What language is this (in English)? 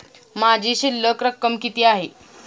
Marathi